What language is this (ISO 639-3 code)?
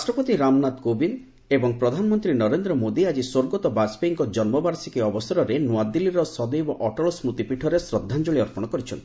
ori